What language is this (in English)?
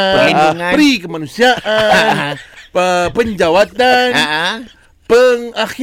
Malay